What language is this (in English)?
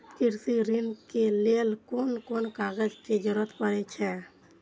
Maithili